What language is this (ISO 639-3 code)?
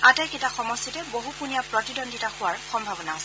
asm